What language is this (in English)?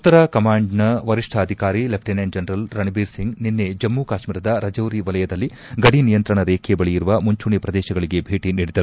Kannada